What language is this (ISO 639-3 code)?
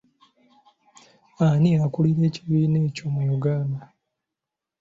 lug